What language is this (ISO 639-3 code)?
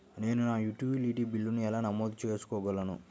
tel